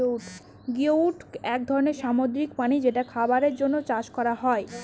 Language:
Bangla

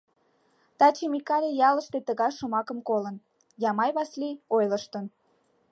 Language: Mari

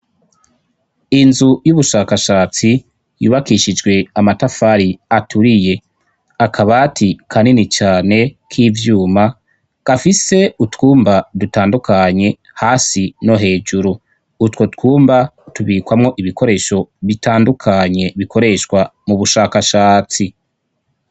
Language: Rundi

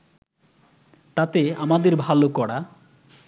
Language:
Bangla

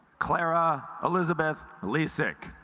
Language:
English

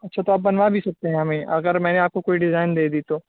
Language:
Urdu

